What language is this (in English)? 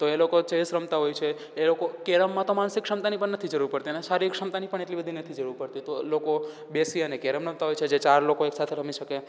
Gujarati